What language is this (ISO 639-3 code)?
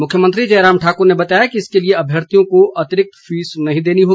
hin